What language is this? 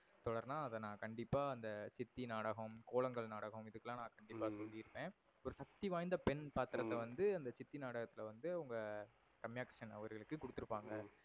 Tamil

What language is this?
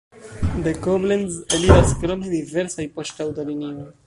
Esperanto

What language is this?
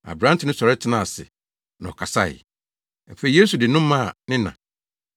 Akan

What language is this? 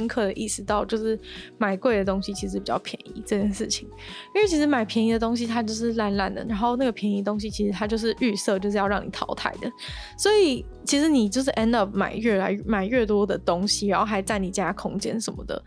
Chinese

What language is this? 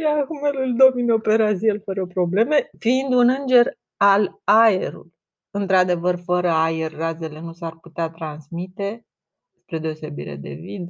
Romanian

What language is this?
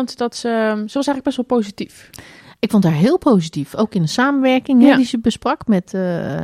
Dutch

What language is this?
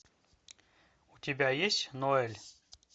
Russian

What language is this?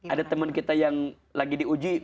Indonesian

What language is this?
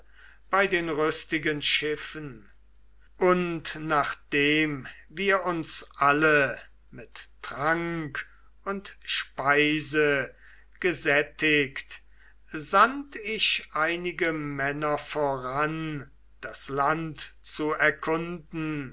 German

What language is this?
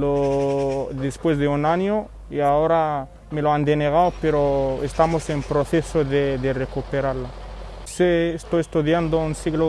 Spanish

